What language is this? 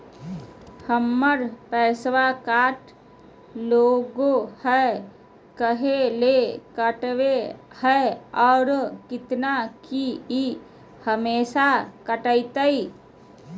Magahi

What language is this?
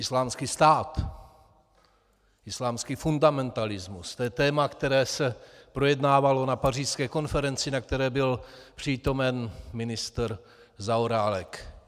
Czech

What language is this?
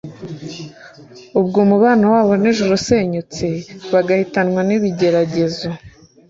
Kinyarwanda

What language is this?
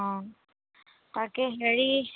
Assamese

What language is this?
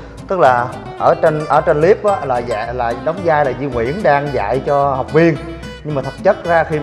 Vietnamese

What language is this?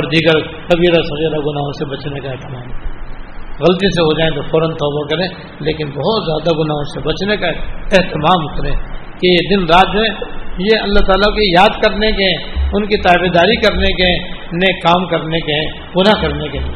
Urdu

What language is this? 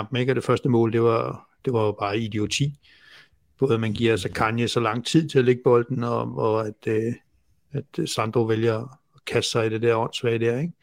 Danish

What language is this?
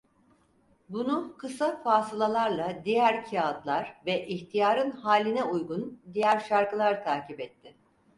Turkish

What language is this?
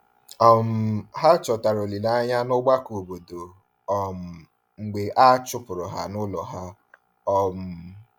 Igbo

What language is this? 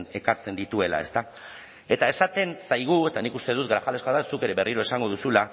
Basque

